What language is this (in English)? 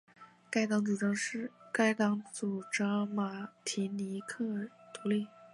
Chinese